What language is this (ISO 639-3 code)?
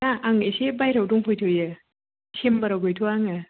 brx